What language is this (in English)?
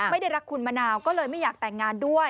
Thai